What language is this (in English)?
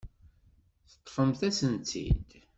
Kabyle